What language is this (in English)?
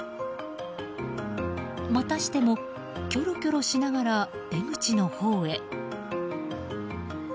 Japanese